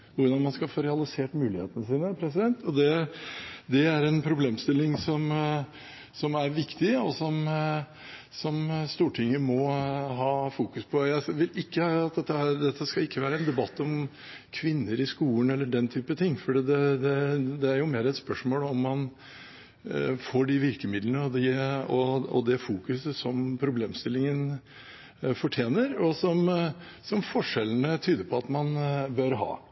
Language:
Norwegian Bokmål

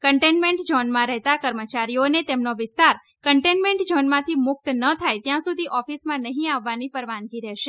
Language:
Gujarati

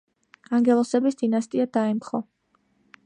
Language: Georgian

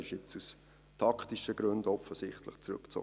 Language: Swiss German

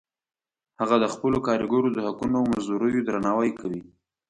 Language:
Pashto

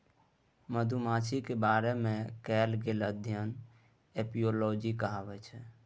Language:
Maithili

